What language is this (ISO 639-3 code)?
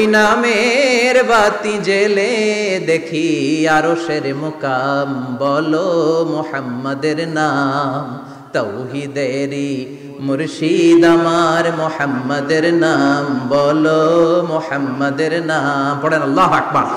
ara